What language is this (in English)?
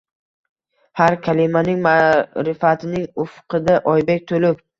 Uzbek